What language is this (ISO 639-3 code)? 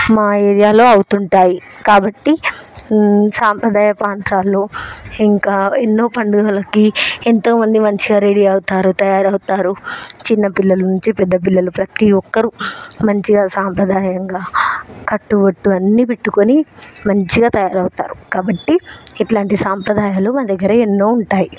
tel